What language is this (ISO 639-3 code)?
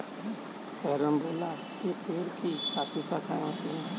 hin